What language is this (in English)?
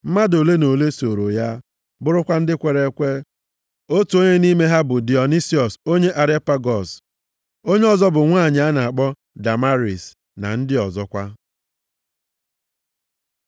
Igbo